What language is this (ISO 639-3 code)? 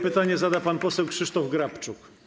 pol